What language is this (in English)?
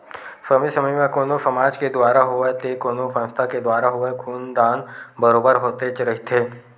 Chhattisgarhi